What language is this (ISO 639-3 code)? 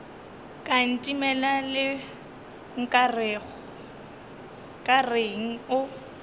nso